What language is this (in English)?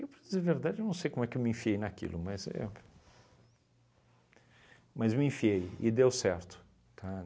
Portuguese